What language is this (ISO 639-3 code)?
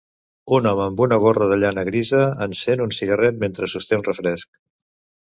cat